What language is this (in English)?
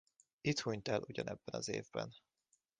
Hungarian